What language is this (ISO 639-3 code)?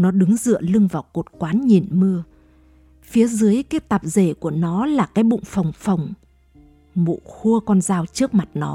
vie